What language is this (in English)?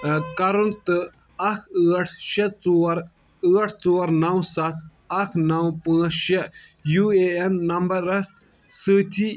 Kashmiri